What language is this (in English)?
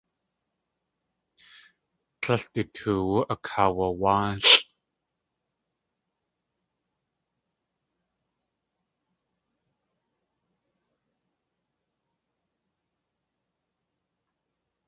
Tlingit